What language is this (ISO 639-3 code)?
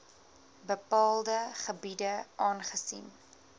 afr